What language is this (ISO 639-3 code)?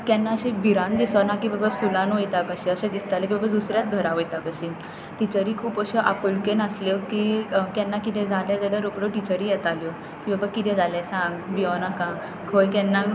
kok